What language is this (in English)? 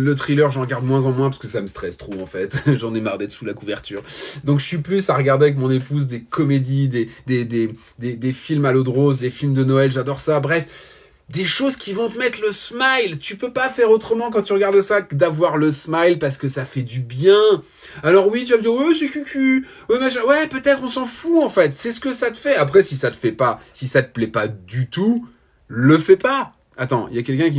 French